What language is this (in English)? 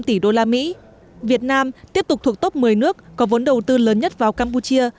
Vietnamese